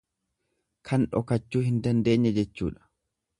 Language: Oromo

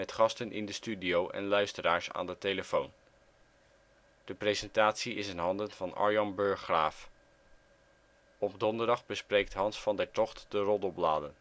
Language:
Dutch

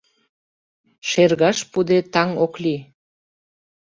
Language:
Mari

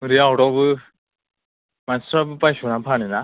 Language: Bodo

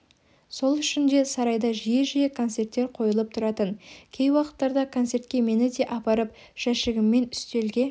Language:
Kazakh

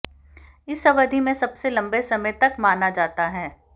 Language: Hindi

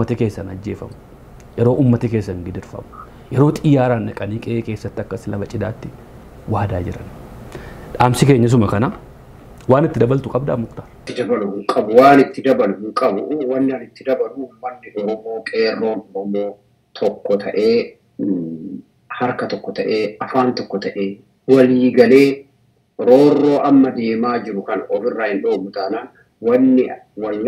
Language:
Arabic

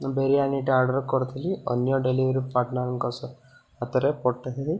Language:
Odia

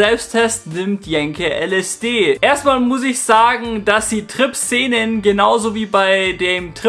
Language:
German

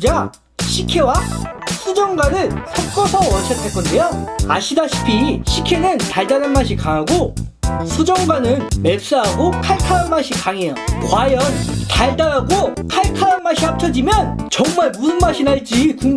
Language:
Korean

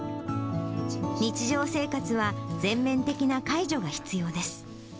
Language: Japanese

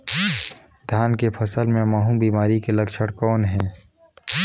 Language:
Chhattisgarhi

